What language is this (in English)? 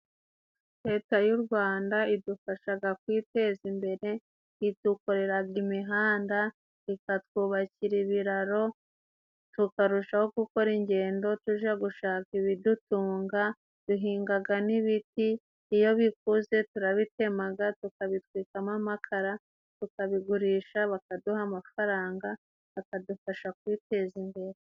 Kinyarwanda